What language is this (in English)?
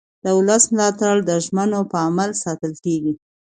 Pashto